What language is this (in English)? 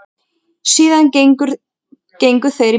Icelandic